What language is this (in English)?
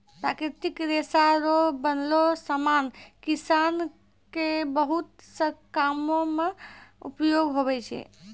Maithili